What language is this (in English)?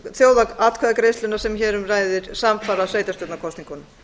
Icelandic